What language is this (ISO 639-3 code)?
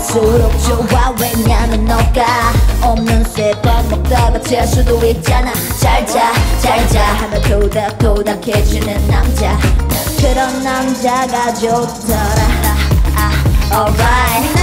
kor